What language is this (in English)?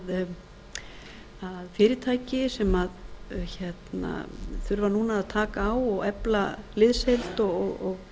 Icelandic